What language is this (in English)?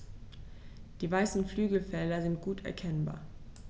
German